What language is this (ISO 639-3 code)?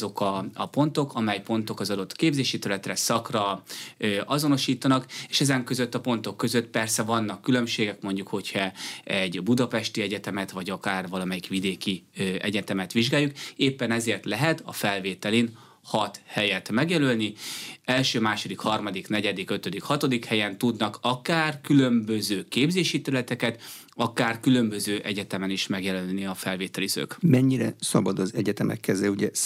hun